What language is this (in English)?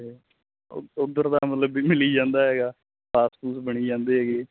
Punjabi